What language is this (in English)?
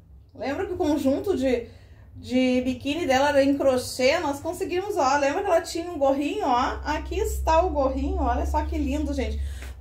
Portuguese